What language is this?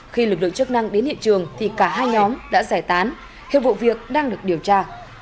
Vietnamese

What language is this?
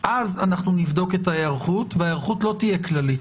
Hebrew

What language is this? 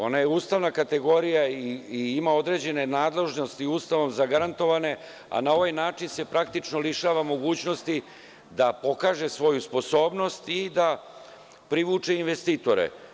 Serbian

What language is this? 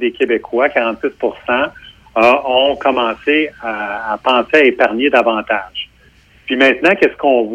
French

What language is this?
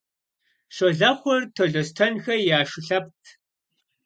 Kabardian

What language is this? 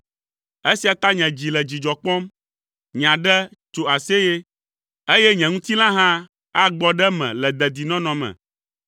Ewe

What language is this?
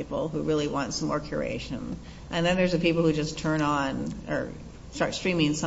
English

